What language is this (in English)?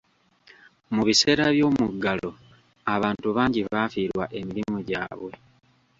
Ganda